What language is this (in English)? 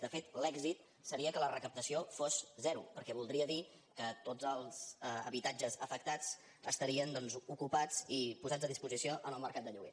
Catalan